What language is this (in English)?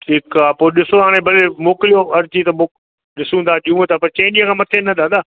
Sindhi